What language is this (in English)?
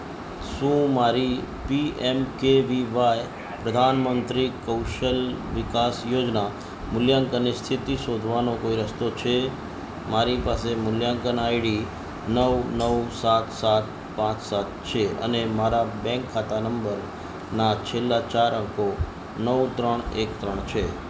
Gujarati